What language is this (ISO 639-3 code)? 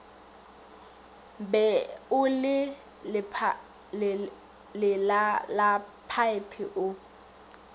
nso